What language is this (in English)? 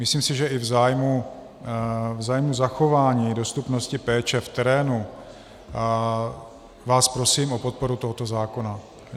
Czech